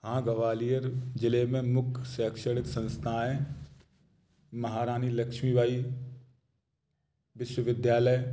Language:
Hindi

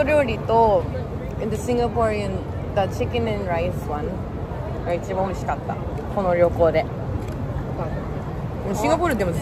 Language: Japanese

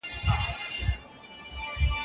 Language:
Pashto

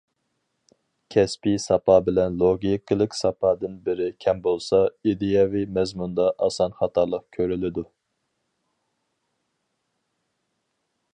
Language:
Uyghur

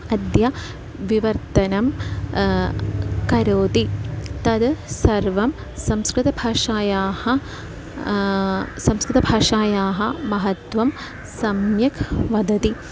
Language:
Sanskrit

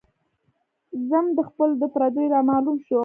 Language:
Pashto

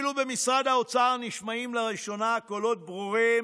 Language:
Hebrew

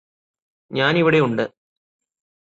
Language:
Malayalam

